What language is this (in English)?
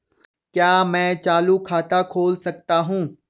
Hindi